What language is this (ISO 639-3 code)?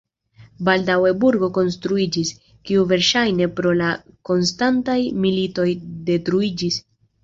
epo